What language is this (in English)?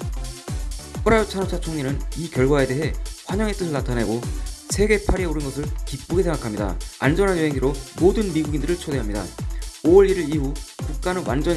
Korean